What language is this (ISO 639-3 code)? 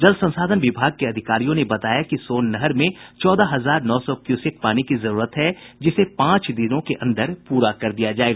hin